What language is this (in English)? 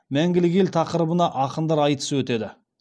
Kazakh